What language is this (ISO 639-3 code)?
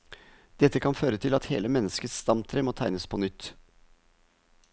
nor